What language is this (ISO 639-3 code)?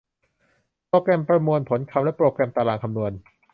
tha